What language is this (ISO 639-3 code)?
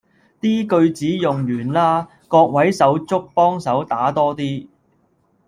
yue